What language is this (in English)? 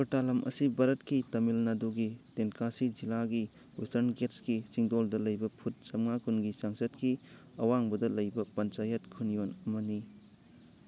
Manipuri